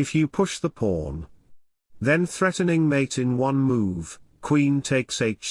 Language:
English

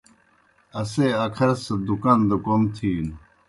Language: Kohistani Shina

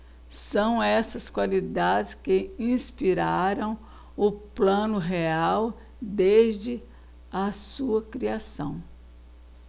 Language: Portuguese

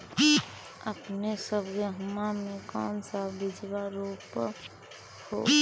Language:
Magahi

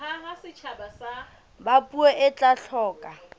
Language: Southern Sotho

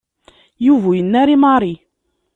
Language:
Kabyle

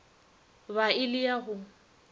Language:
Northern Sotho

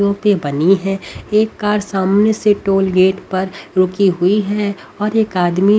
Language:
Hindi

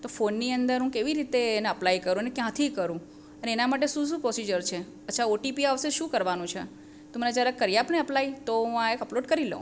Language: Gujarati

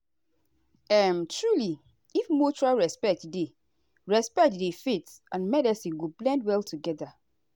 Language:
Nigerian Pidgin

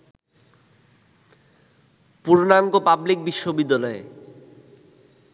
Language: Bangla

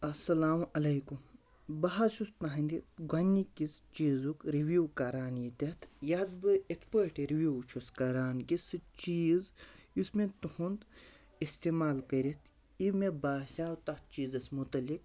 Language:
Kashmiri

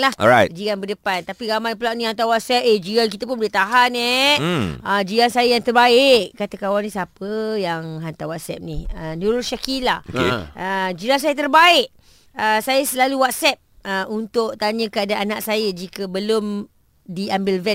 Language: Malay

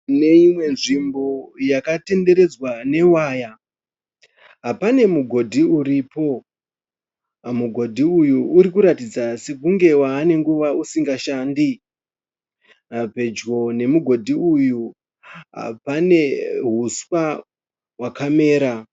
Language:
Shona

